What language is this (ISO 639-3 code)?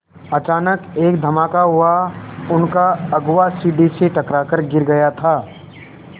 hin